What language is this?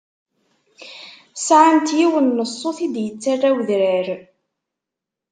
Kabyle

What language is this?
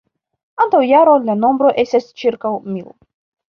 Esperanto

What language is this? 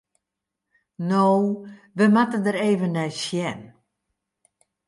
Western Frisian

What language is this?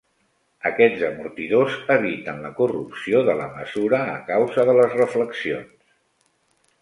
Catalan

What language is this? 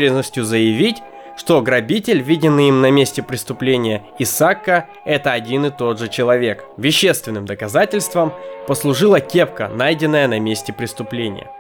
Russian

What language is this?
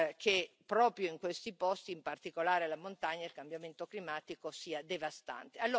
Italian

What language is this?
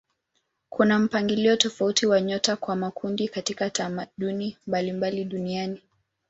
Swahili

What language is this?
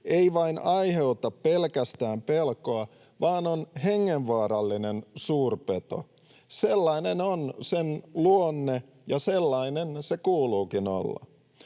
Finnish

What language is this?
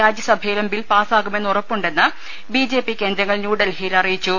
Malayalam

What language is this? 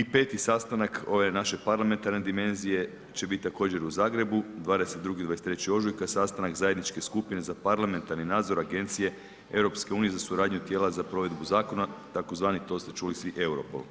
Croatian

